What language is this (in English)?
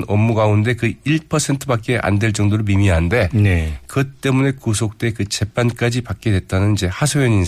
Korean